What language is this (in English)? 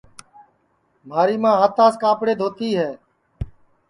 Sansi